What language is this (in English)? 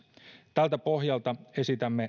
Finnish